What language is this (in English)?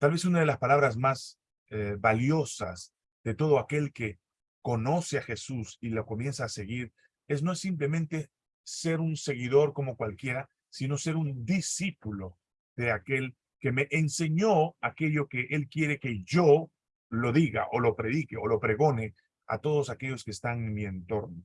Spanish